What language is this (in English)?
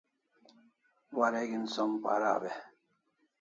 Kalasha